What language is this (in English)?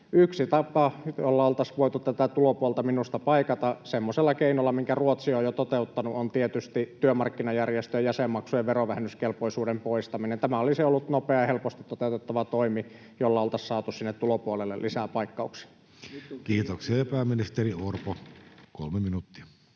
Finnish